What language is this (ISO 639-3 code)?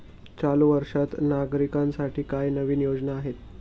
mar